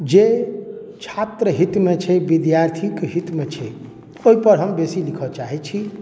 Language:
Maithili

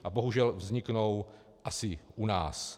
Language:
Czech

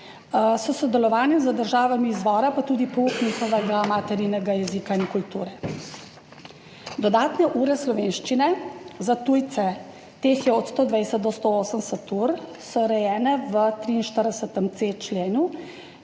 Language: Slovenian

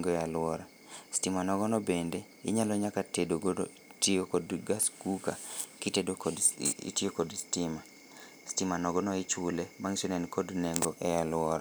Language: Luo (Kenya and Tanzania)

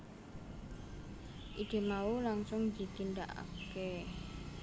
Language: Javanese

